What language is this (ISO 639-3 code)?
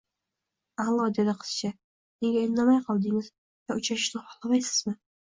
uzb